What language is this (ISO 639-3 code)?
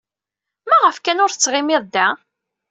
kab